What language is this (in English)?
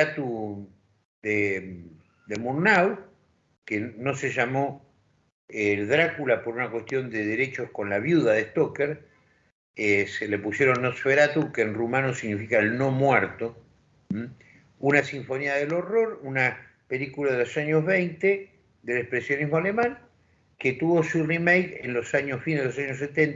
Spanish